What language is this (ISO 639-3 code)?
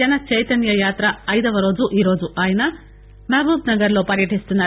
tel